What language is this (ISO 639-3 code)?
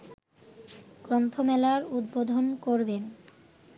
ben